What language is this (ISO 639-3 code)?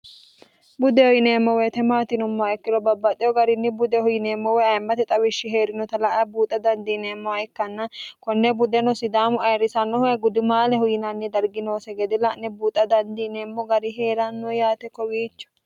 sid